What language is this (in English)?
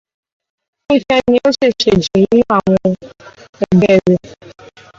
Yoruba